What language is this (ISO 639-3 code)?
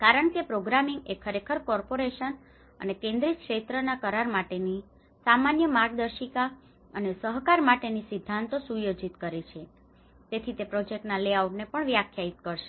guj